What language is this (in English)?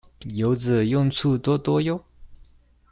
Chinese